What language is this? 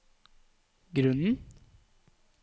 Norwegian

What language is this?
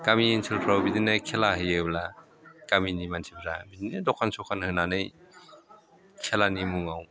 Bodo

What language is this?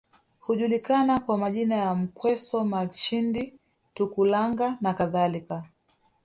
Swahili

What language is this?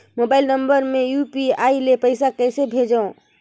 Chhattisgarhi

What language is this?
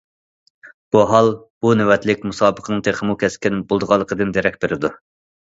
Uyghur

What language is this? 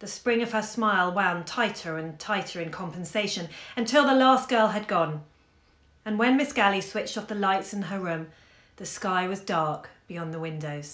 English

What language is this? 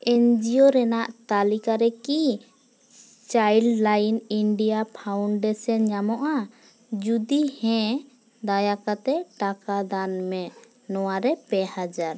Santali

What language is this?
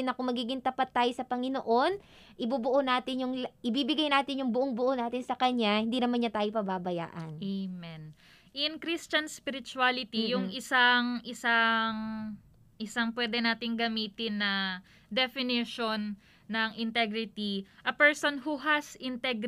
Filipino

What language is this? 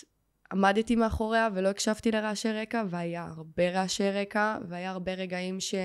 Hebrew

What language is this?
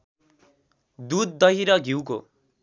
Nepali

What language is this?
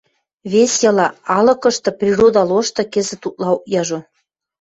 Western Mari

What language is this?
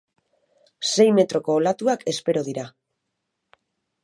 Basque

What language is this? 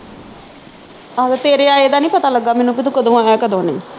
Punjabi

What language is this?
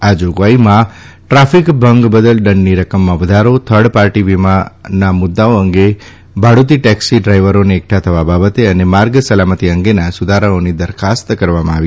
Gujarati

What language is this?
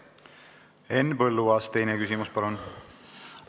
Estonian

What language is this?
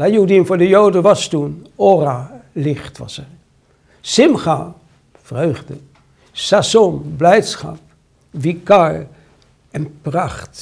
Dutch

